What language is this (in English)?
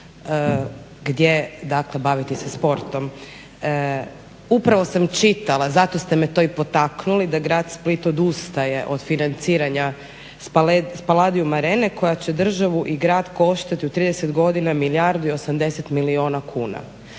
Croatian